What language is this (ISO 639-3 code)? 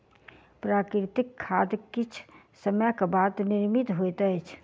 mai